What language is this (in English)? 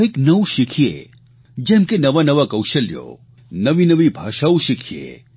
Gujarati